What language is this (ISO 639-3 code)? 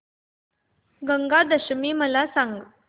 mar